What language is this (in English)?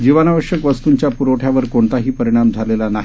Marathi